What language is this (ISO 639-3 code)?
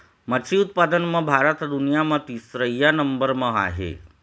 hne